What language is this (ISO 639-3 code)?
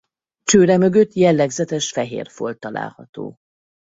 hun